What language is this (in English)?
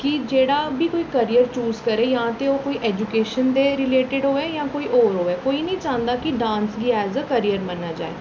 Dogri